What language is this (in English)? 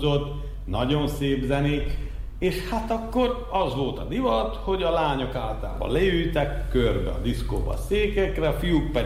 Hungarian